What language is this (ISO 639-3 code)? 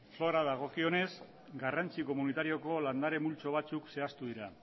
eus